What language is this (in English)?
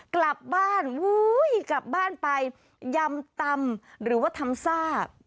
Thai